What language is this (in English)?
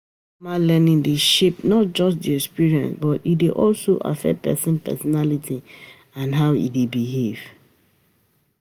Nigerian Pidgin